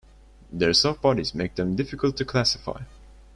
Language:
English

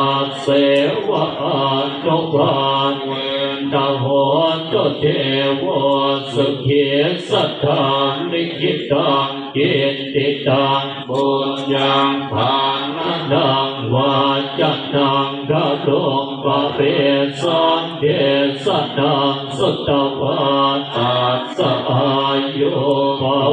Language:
Thai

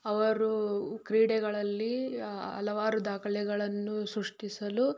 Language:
Kannada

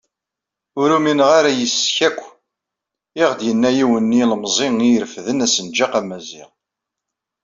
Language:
Kabyle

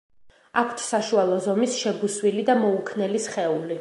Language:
Georgian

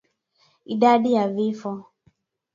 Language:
Swahili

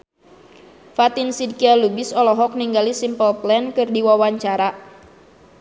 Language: Sundanese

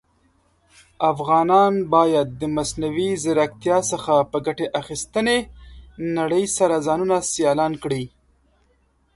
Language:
Pashto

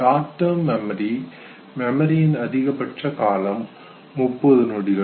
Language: Tamil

